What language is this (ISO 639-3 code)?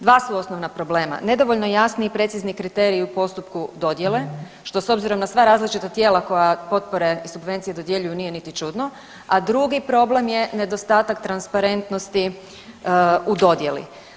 hrv